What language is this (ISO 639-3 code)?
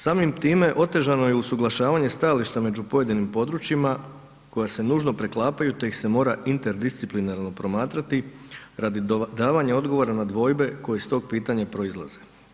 hrv